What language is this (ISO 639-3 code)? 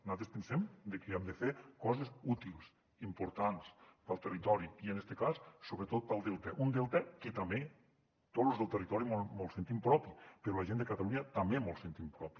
cat